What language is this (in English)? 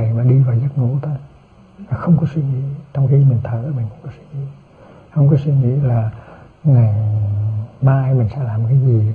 Vietnamese